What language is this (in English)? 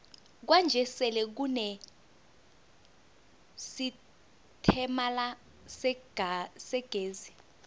South Ndebele